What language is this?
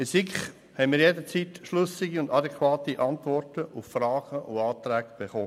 Swiss German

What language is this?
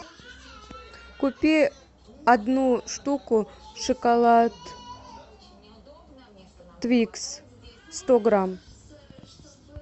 Russian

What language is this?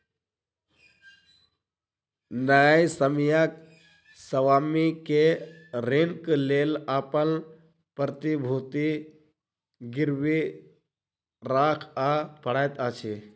Maithili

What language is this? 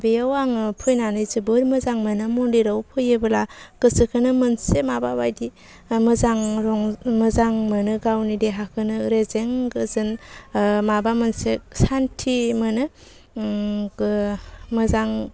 Bodo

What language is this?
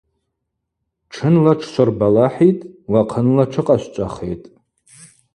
Abaza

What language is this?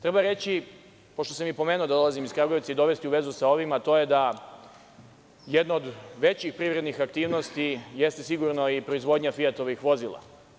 Serbian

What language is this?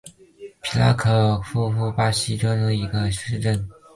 Chinese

